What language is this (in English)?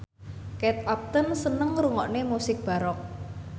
Javanese